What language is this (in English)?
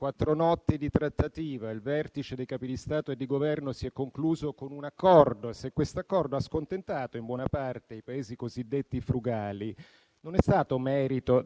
Italian